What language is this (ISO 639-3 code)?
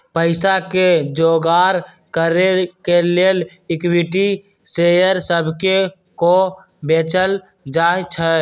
mag